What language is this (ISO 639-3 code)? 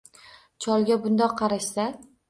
uzb